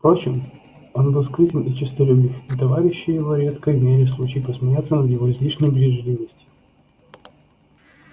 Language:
Russian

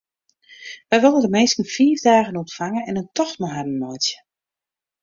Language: Western Frisian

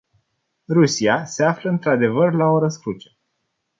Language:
Romanian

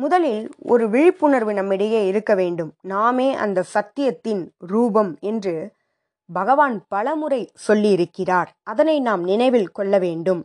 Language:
Tamil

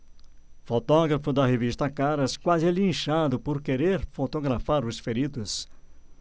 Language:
Portuguese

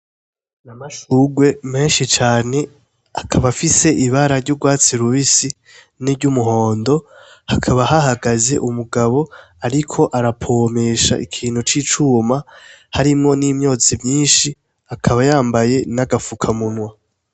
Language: Rundi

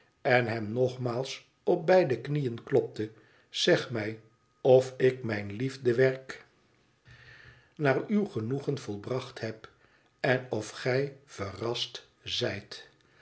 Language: Dutch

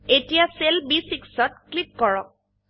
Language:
Assamese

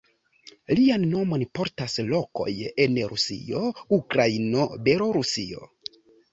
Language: Esperanto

